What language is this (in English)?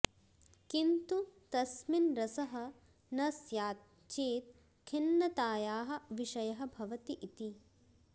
Sanskrit